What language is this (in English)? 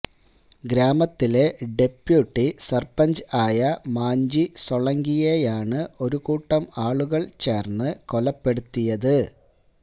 Malayalam